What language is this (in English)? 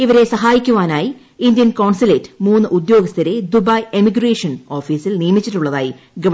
Malayalam